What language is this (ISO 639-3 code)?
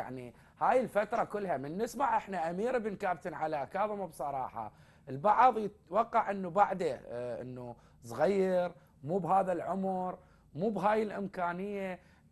ara